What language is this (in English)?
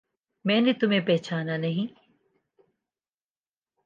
Urdu